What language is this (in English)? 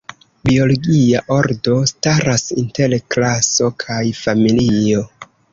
Esperanto